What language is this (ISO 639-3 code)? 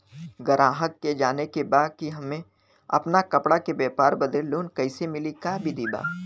bho